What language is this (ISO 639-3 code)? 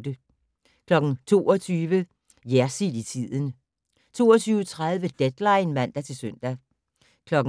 dan